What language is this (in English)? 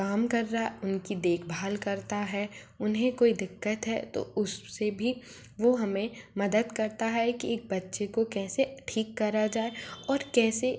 Hindi